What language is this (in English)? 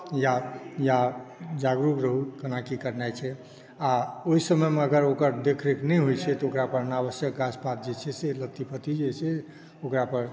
Maithili